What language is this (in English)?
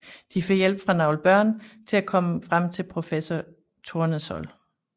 Danish